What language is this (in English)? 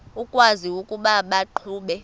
Xhosa